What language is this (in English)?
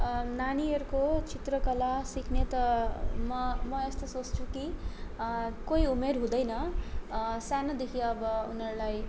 Nepali